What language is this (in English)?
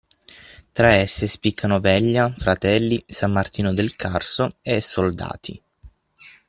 Italian